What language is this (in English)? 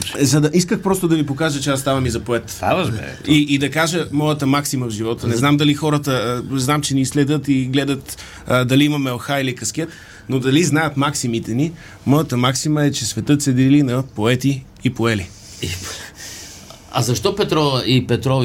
Bulgarian